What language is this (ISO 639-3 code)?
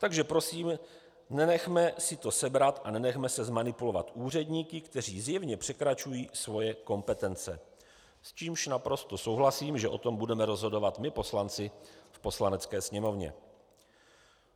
ces